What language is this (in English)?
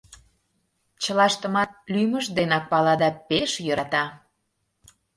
Mari